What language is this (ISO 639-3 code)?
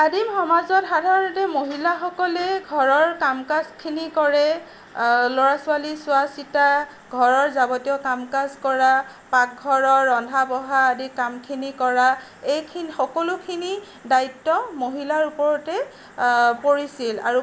asm